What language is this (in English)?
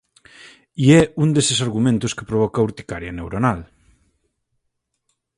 Galician